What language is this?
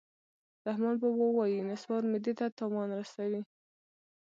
Pashto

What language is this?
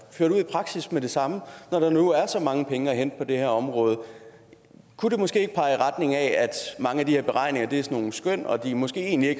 Danish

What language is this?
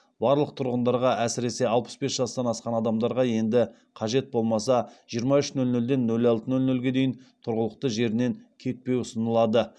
Kazakh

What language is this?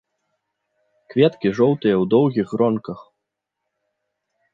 Belarusian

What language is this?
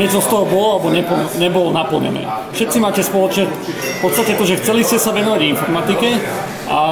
Slovak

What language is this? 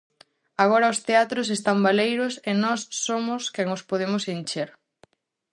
Galician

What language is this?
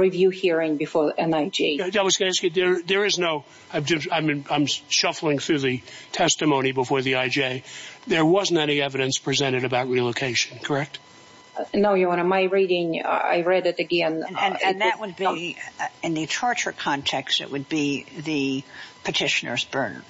English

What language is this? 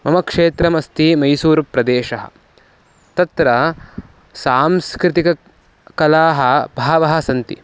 Sanskrit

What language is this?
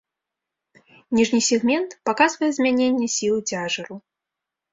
Belarusian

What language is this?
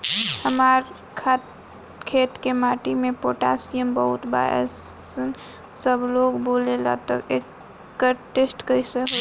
Bhojpuri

